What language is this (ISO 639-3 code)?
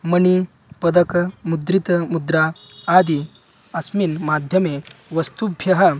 san